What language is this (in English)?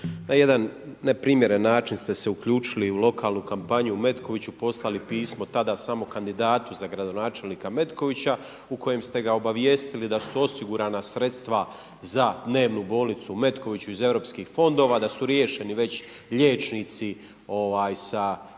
Croatian